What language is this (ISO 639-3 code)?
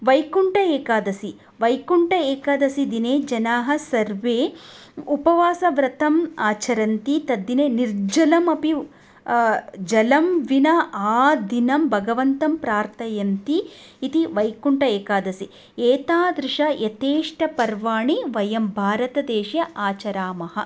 san